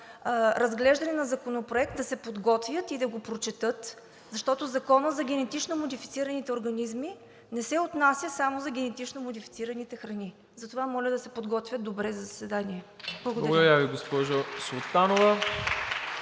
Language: Bulgarian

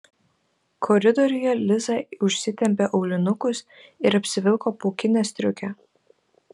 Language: Lithuanian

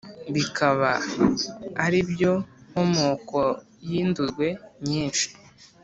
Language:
Kinyarwanda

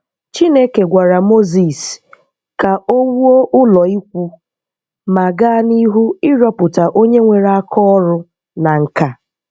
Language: Igbo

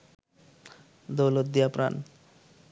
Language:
Bangla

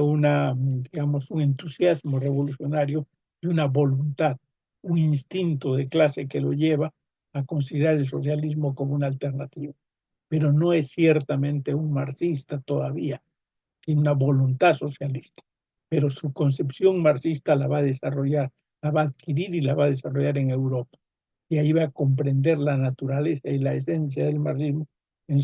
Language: Spanish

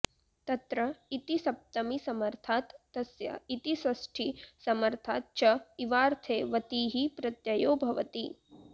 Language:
Sanskrit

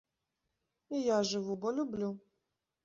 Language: Belarusian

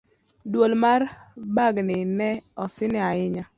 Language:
Luo (Kenya and Tanzania)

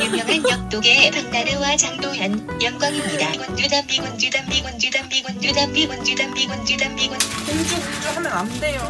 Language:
Korean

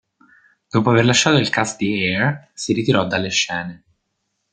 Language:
Italian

